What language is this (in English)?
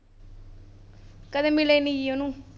Punjabi